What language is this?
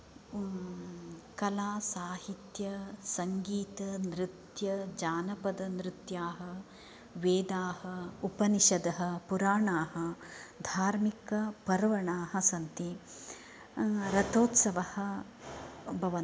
Sanskrit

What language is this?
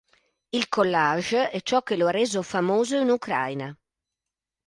Italian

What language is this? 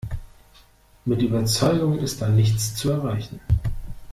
German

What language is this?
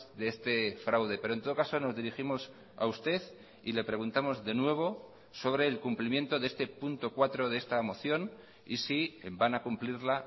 Spanish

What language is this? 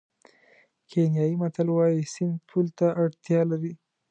Pashto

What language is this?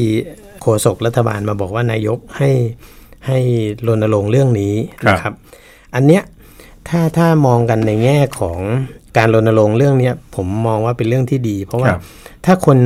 Thai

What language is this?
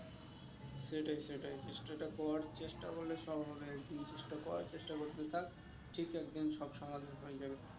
Bangla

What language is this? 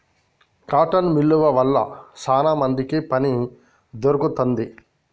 Telugu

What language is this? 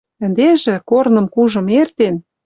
Western Mari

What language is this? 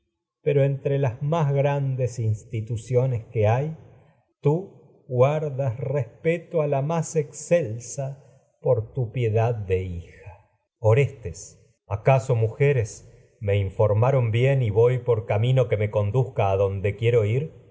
Spanish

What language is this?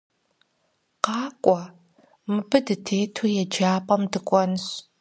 Kabardian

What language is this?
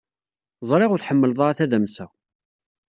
Kabyle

